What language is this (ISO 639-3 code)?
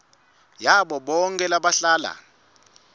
ssw